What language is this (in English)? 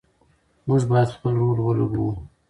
Pashto